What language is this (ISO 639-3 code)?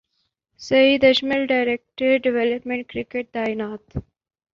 urd